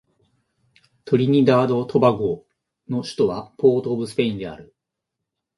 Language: Japanese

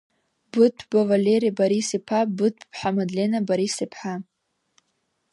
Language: Abkhazian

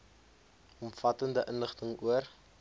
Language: Afrikaans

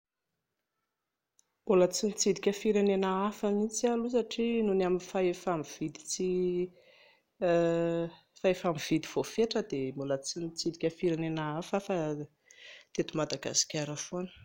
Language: Malagasy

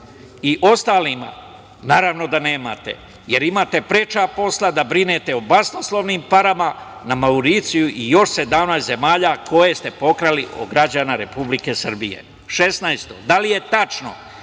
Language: Serbian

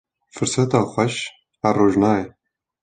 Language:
Kurdish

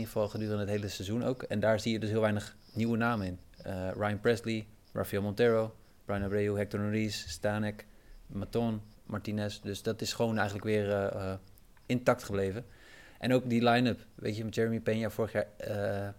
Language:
Dutch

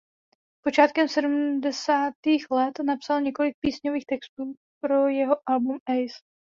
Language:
Czech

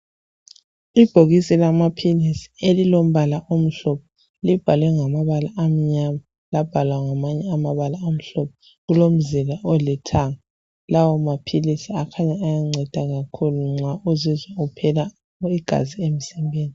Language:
North Ndebele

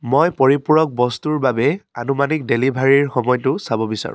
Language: Assamese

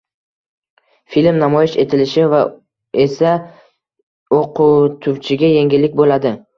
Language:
Uzbek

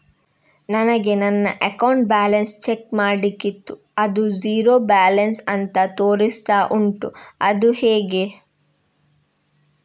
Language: Kannada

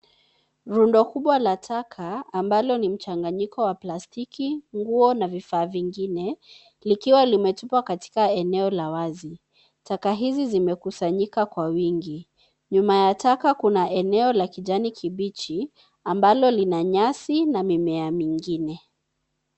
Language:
Swahili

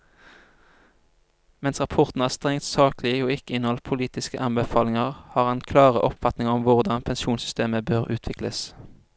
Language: Norwegian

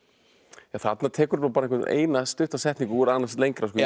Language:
Icelandic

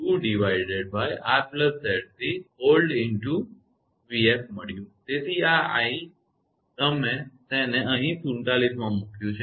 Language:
Gujarati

